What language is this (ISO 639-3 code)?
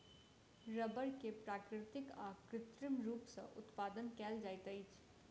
mai